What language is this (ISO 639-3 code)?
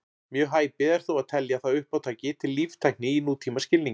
isl